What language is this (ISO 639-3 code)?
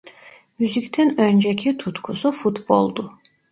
tur